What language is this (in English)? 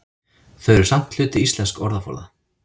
Icelandic